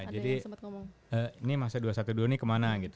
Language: Indonesian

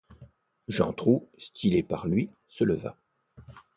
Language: French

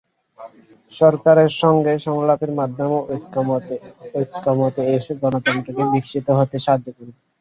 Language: Bangla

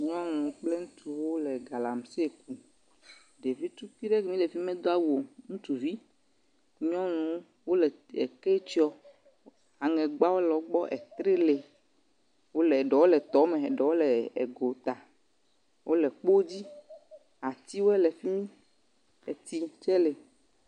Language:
Ewe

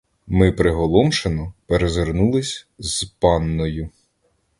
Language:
Ukrainian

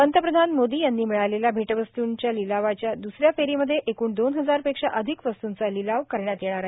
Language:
Marathi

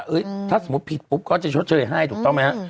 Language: Thai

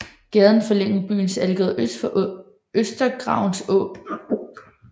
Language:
Danish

